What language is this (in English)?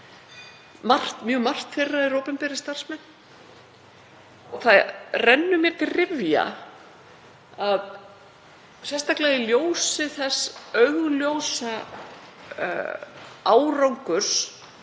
Icelandic